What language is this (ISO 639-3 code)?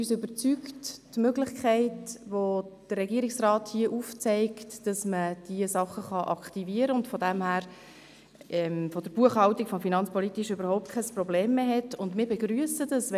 gsw